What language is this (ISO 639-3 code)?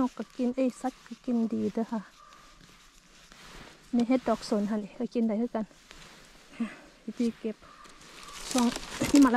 tha